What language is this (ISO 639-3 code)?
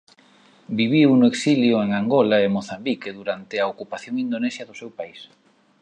glg